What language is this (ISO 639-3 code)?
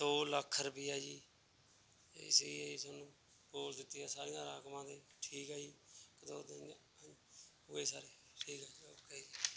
pan